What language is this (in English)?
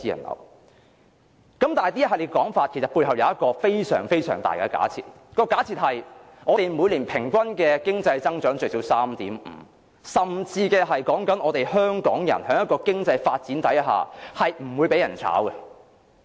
Cantonese